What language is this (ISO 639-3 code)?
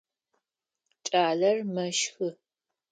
ady